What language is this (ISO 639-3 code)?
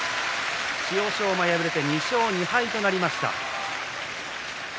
jpn